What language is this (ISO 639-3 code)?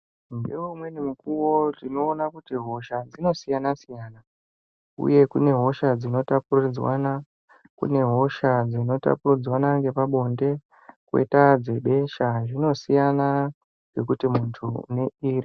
ndc